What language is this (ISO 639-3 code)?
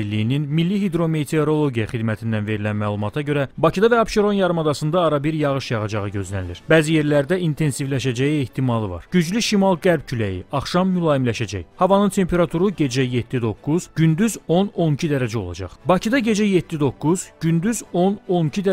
tur